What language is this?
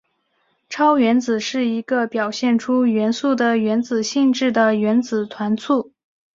Chinese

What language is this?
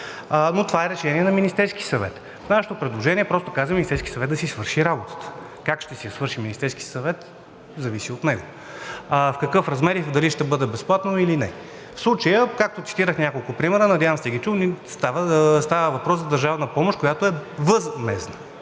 Bulgarian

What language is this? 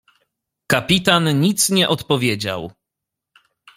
Polish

